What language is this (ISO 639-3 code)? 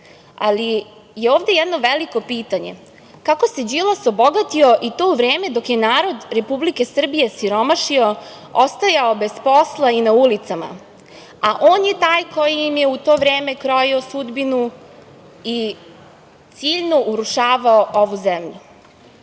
srp